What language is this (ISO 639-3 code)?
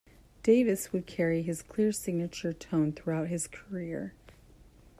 eng